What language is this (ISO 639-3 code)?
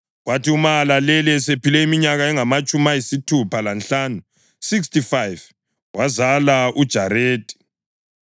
nde